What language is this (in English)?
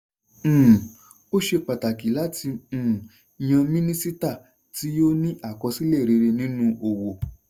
Yoruba